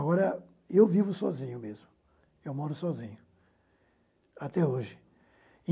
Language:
Portuguese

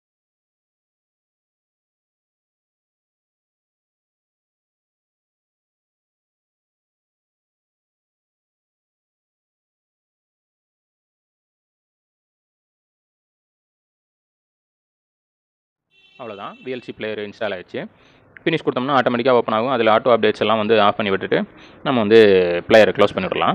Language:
Tamil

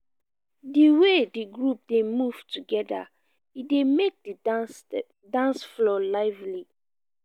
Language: Nigerian Pidgin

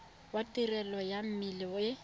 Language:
Tswana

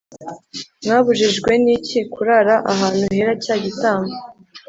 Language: Kinyarwanda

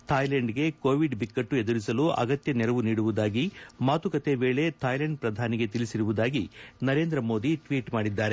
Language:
Kannada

